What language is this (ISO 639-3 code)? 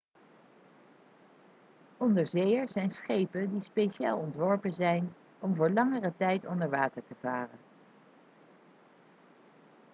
nld